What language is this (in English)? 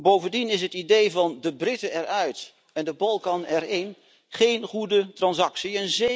Dutch